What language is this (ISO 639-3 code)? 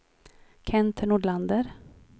swe